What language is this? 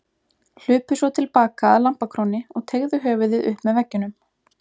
Icelandic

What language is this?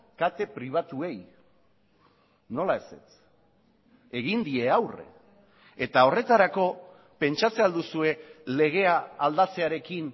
Basque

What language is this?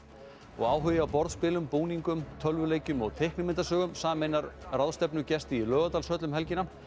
Icelandic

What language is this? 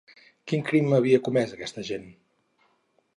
Catalan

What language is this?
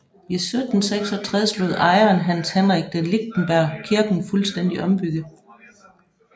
Danish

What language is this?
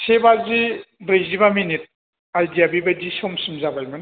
Bodo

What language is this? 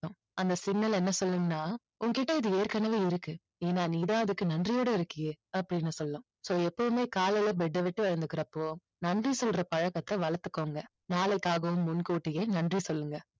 Tamil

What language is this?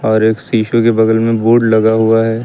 Hindi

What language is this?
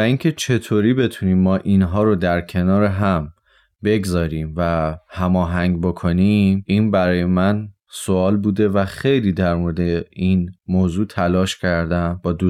Persian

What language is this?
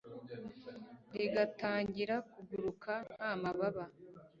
Kinyarwanda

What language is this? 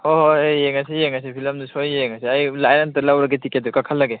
Manipuri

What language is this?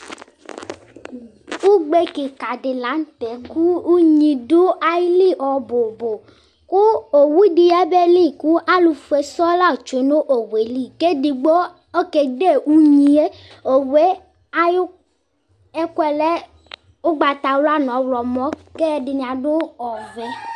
Ikposo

